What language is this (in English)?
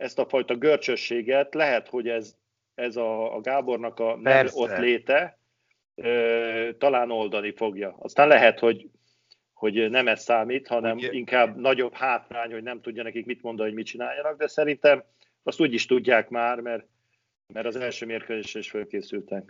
Hungarian